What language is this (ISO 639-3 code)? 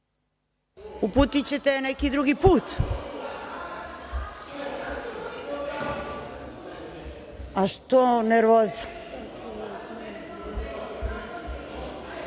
srp